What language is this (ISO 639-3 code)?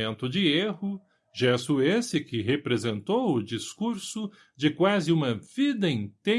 por